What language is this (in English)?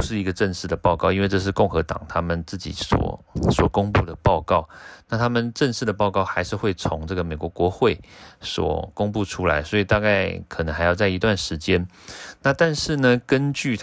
Chinese